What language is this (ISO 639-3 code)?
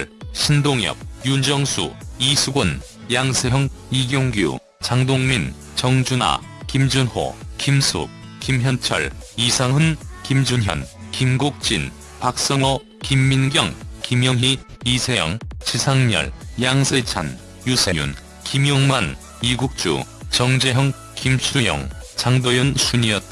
kor